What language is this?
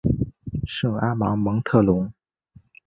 Chinese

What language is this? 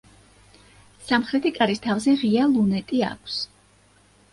Georgian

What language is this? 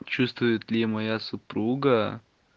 Russian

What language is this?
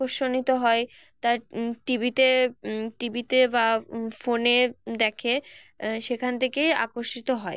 Bangla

